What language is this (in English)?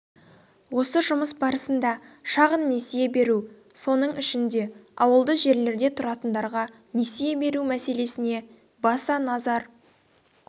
Kazakh